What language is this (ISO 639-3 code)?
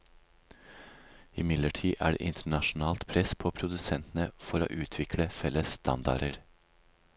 nor